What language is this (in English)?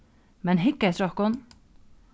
Faroese